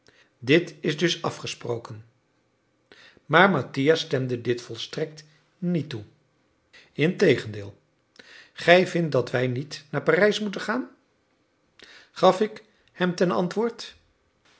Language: Dutch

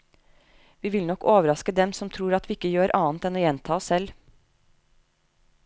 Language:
Norwegian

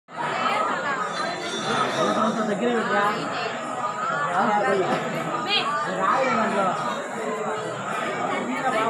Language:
Arabic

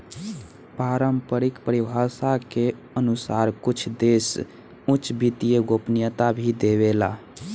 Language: Bhojpuri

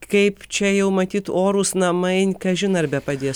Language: Lithuanian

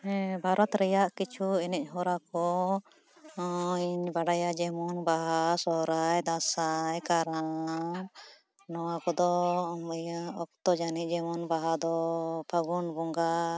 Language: Santali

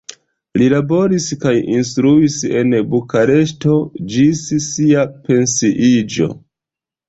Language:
Esperanto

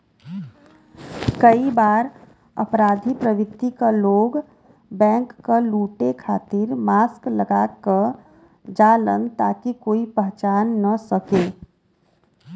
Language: Bhojpuri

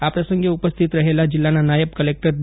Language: Gujarati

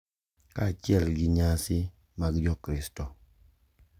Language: Luo (Kenya and Tanzania)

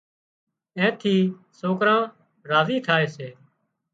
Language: Wadiyara Koli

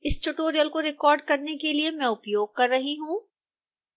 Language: Hindi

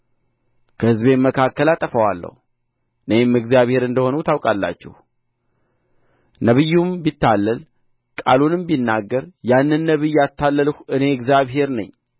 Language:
Amharic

